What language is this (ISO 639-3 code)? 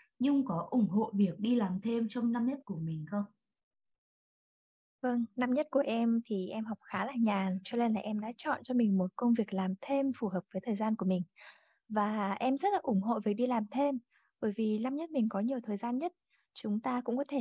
vie